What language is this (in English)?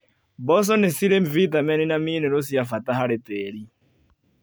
Kikuyu